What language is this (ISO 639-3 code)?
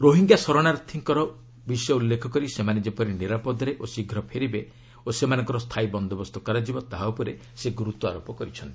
ori